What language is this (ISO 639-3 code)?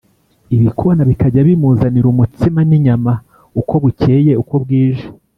kin